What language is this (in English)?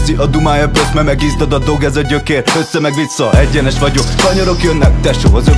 Hungarian